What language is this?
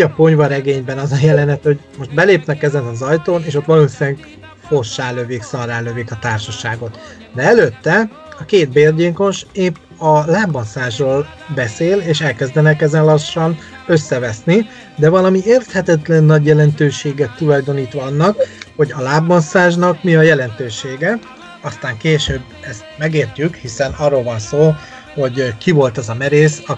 Hungarian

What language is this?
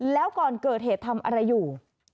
Thai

